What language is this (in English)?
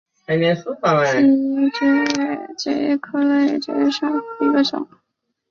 Chinese